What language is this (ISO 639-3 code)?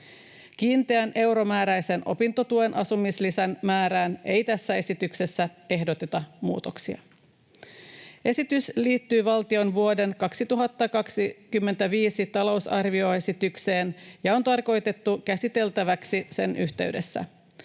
fin